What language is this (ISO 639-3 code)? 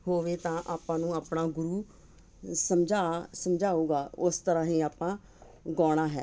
pan